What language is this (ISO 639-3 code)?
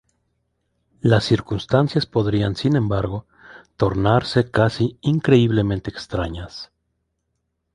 spa